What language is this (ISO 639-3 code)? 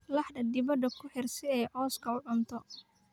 som